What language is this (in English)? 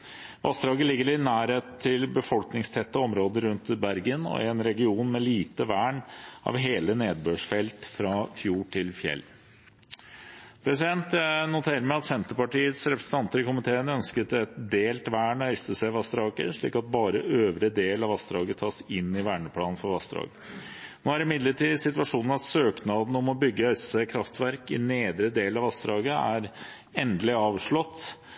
Norwegian Bokmål